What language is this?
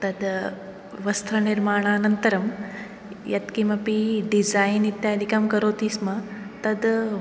Sanskrit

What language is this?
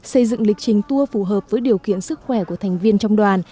Vietnamese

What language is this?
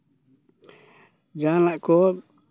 Santali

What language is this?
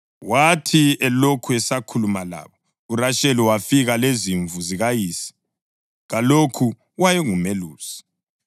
North Ndebele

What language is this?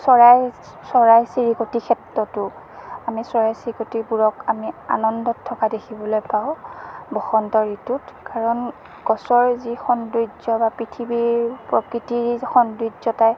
Assamese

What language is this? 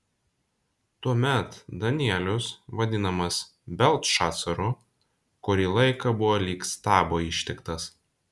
Lithuanian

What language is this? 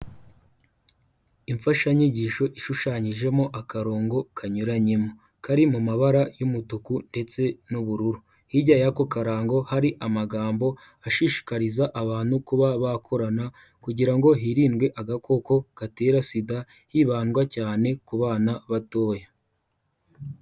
Kinyarwanda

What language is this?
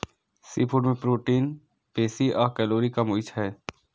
Maithili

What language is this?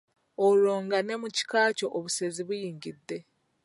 Ganda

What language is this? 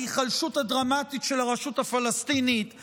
Hebrew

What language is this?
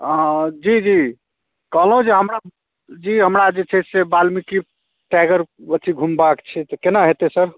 Maithili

